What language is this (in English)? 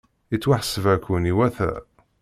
Kabyle